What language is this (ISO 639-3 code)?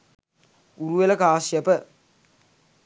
sin